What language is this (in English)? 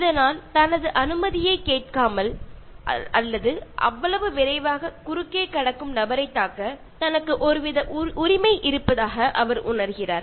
Malayalam